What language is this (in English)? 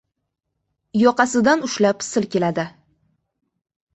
Uzbek